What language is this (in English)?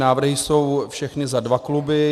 Czech